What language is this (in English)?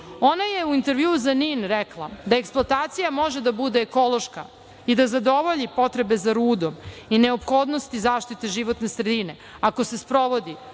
Serbian